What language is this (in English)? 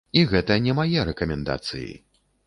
Belarusian